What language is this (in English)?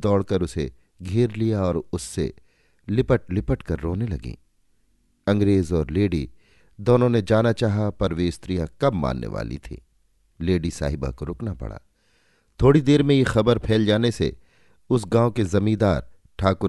Hindi